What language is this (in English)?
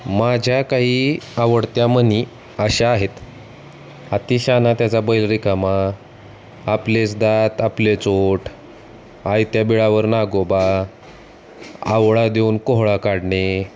Marathi